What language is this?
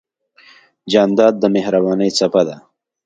Pashto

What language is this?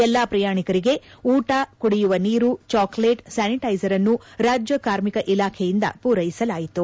Kannada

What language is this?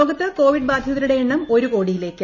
Malayalam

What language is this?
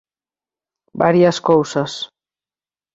Galician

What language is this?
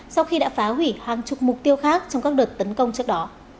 Vietnamese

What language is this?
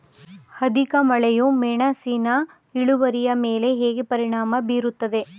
Kannada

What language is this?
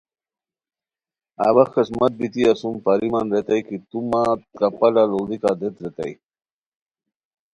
Khowar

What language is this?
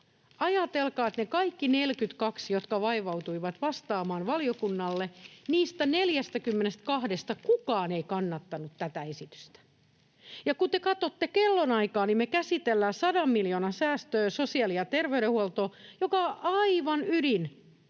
Finnish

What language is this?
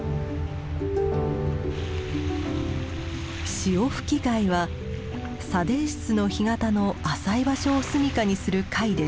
Japanese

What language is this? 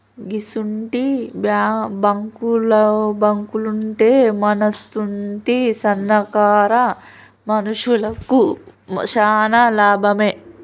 Telugu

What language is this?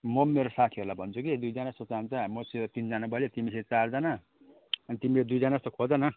Nepali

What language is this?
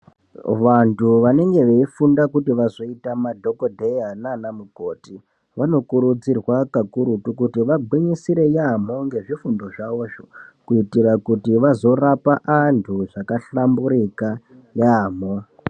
Ndau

